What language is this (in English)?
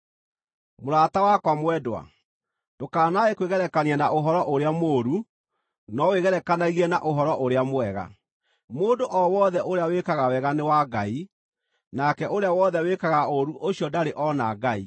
Kikuyu